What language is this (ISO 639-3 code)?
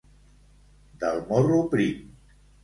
cat